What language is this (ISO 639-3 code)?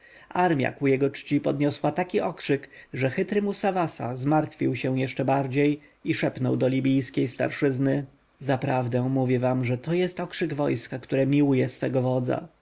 pol